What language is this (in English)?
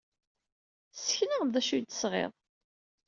Kabyle